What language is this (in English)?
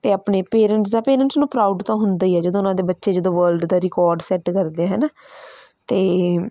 Punjabi